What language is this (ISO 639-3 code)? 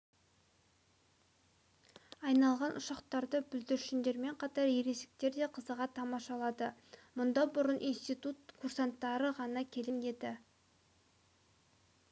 kaz